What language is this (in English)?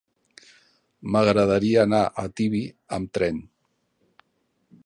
Catalan